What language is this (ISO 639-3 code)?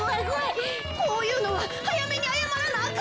jpn